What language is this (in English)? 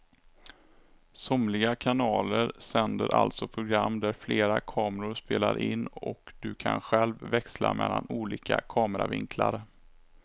Swedish